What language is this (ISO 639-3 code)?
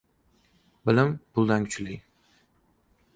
uzb